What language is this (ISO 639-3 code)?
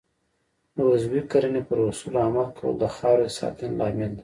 pus